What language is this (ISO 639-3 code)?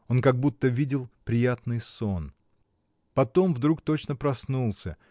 rus